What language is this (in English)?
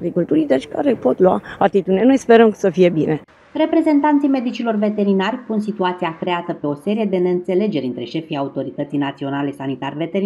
Romanian